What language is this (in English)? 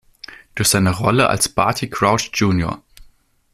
German